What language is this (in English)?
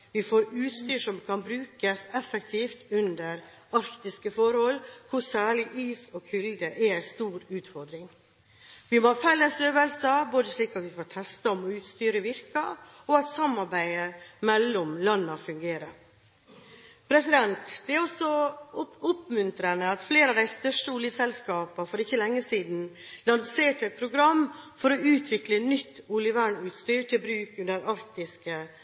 Norwegian Bokmål